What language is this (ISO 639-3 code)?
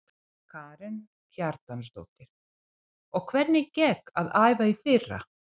isl